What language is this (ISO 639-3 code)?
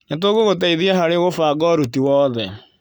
kik